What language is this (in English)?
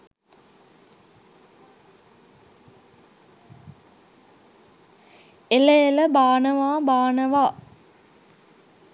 Sinhala